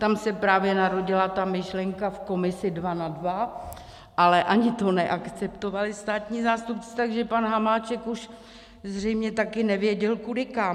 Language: Czech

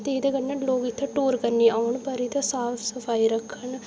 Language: Dogri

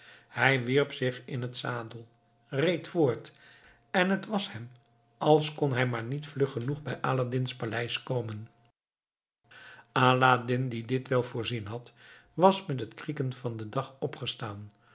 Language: Dutch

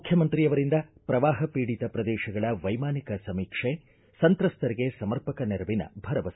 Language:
Kannada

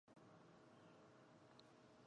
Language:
Chinese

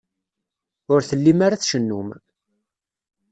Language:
Kabyle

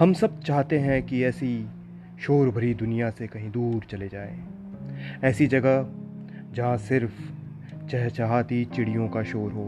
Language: Hindi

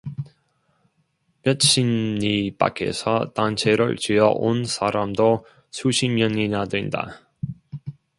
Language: Korean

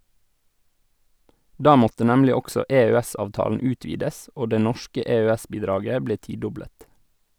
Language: Norwegian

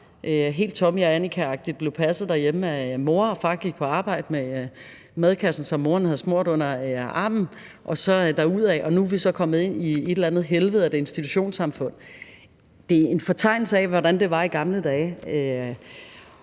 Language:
Danish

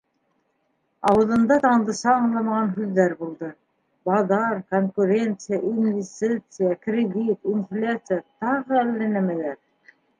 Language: Bashkir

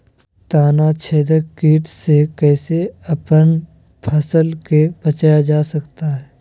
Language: Magahi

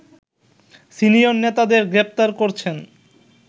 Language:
Bangla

